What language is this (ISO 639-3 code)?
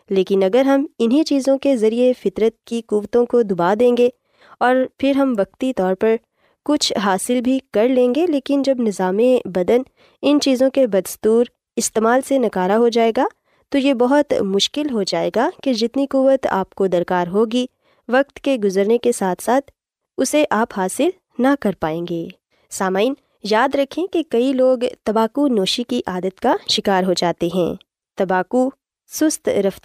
urd